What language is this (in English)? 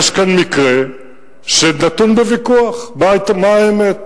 Hebrew